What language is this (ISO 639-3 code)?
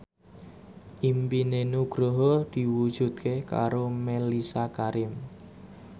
jav